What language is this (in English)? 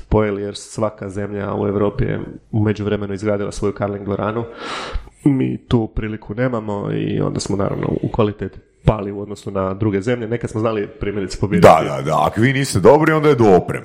Croatian